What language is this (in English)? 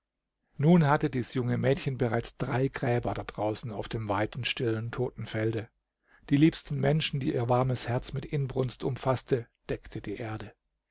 German